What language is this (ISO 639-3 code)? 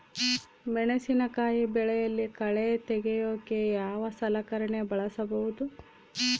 kan